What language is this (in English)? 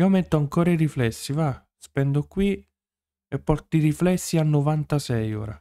Italian